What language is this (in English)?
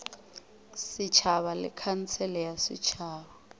Northern Sotho